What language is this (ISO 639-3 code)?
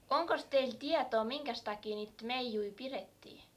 fin